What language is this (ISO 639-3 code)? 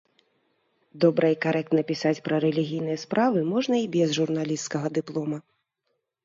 bel